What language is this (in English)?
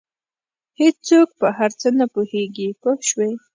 Pashto